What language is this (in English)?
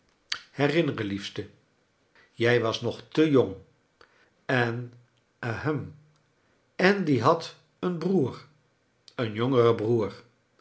Dutch